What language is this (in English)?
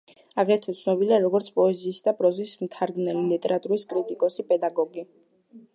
Georgian